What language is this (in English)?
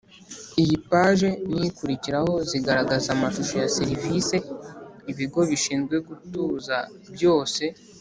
Kinyarwanda